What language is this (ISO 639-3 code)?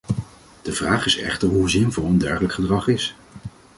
nld